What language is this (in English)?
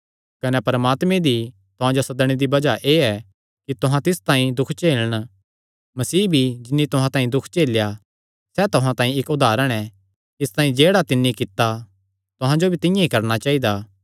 Kangri